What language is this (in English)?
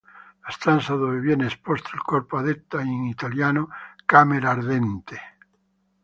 Italian